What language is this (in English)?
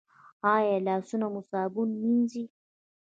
Pashto